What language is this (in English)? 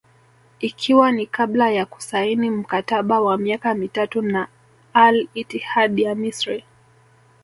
Swahili